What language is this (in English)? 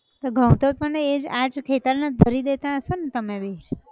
Gujarati